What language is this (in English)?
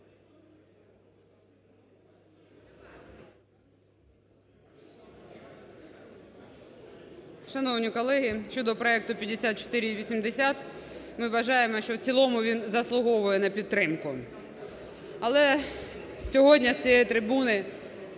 Ukrainian